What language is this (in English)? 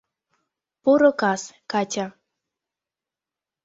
Mari